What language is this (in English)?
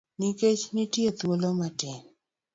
Luo (Kenya and Tanzania)